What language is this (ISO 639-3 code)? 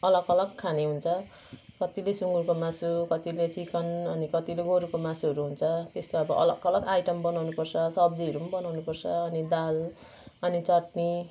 nep